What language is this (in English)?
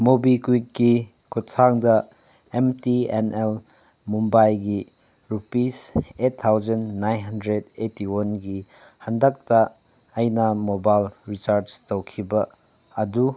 Manipuri